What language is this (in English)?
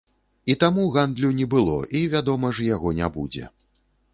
Belarusian